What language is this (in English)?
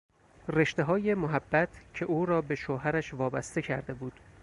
Persian